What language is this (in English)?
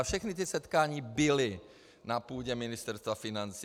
Czech